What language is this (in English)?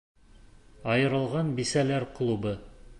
Bashkir